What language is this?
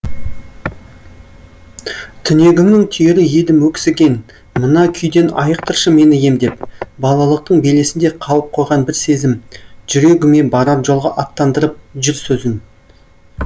Kazakh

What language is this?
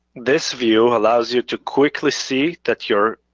English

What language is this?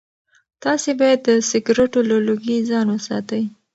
Pashto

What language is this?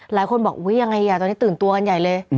Thai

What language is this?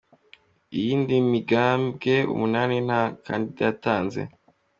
Kinyarwanda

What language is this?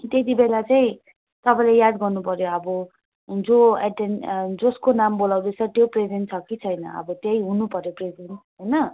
Nepali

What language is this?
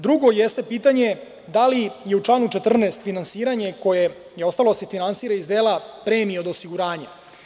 Serbian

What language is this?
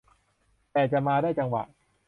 Thai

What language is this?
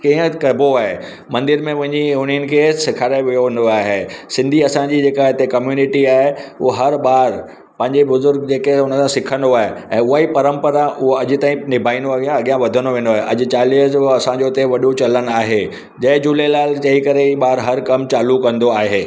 Sindhi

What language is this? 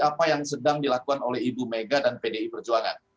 Indonesian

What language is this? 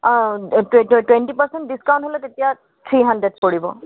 Assamese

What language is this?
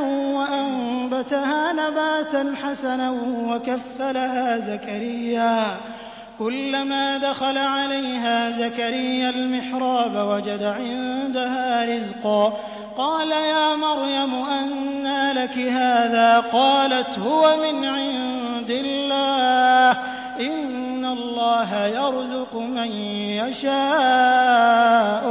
Arabic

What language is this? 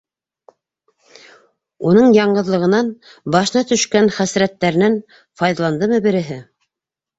Bashkir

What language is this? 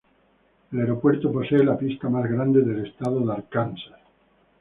Spanish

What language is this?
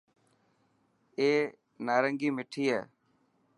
Dhatki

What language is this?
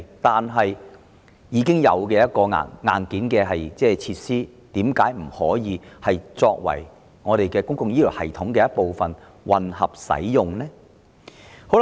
Cantonese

